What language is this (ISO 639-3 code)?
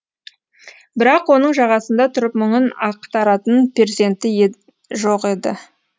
kaz